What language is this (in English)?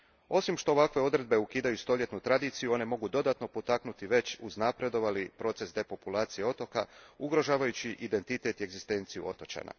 Croatian